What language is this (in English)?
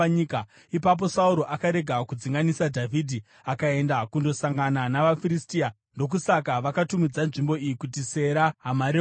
Shona